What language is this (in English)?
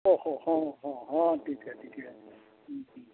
Santali